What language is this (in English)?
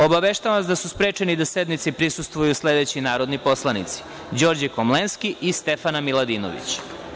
Serbian